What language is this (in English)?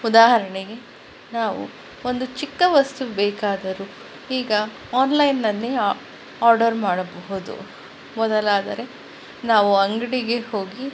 Kannada